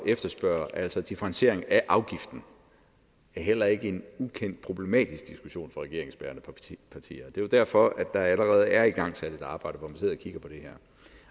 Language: Danish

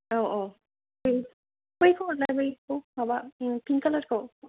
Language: Bodo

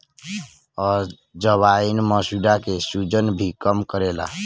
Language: Bhojpuri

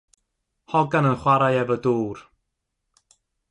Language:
Welsh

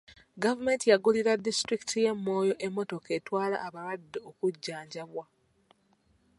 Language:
Ganda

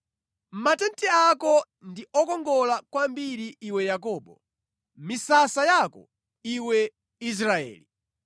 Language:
Nyanja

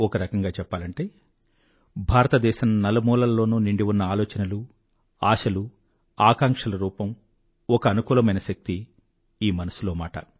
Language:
Telugu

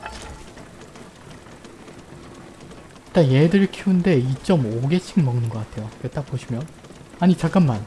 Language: Korean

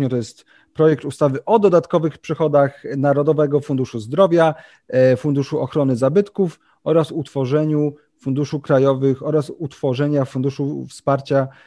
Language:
Polish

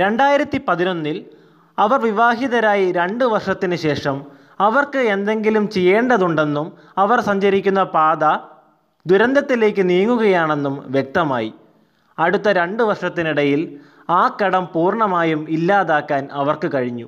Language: Malayalam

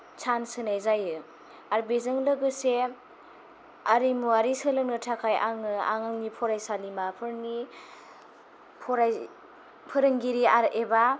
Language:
Bodo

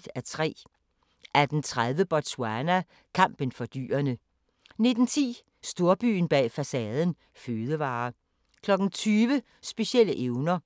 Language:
Danish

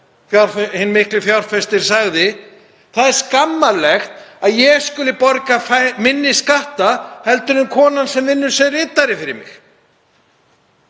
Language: Icelandic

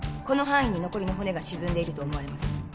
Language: Japanese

